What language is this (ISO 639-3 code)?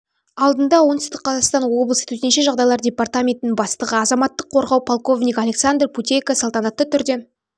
kaz